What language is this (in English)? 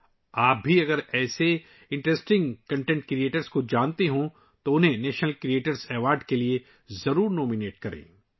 Urdu